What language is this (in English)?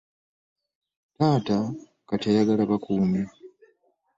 Ganda